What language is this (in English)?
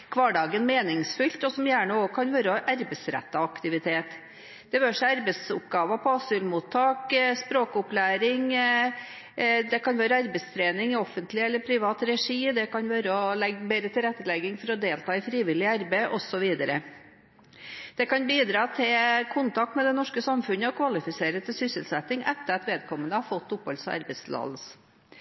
Norwegian Bokmål